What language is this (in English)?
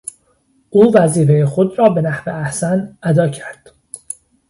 Persian